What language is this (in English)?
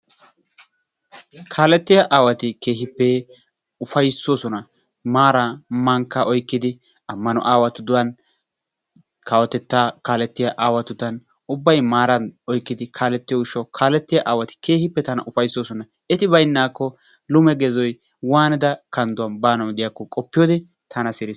Wolaytta